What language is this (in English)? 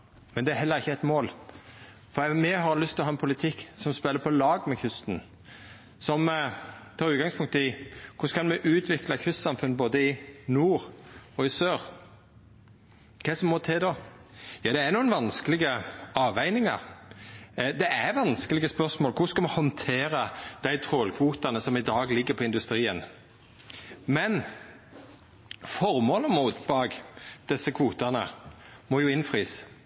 Norwegian Nynorsk